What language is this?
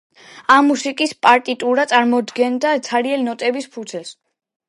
Georgian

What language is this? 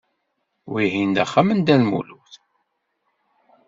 Kabyle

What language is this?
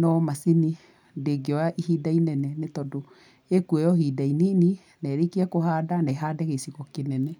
Kikuyu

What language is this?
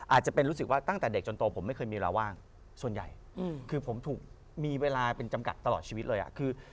Thai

